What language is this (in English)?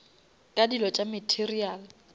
Northern Sotho